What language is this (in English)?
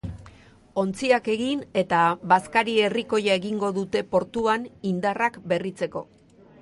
Basque